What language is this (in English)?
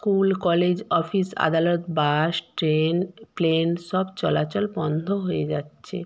Bangla